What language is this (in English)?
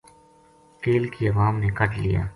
Gujari